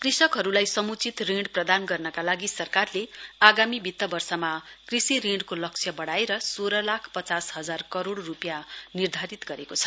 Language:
Nepali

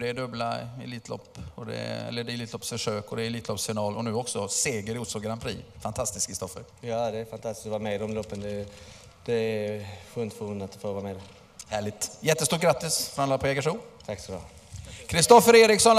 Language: Swedish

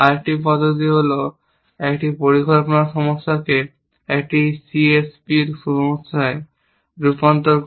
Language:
Bangla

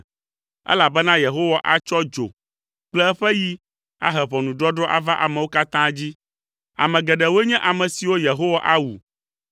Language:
Ewe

